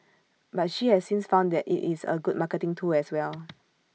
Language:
English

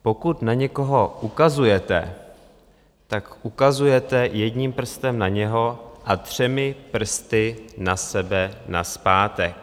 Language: Czech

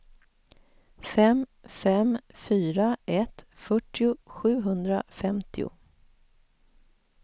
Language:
Swedish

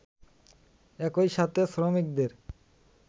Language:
Bangla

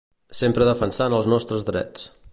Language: Catalan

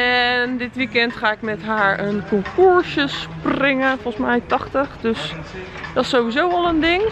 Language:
Dutch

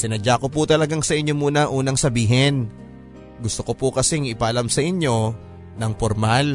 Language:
Filipino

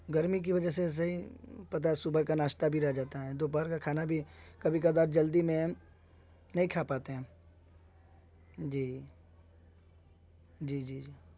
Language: Urdu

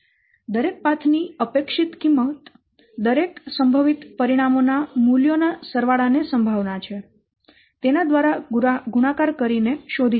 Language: Gujarati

